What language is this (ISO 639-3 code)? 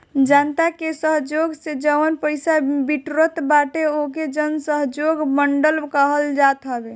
bho